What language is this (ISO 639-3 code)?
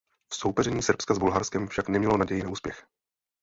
ces